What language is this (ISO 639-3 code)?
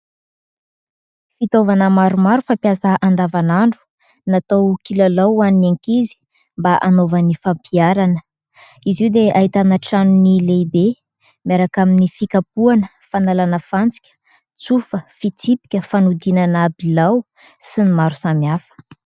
mlg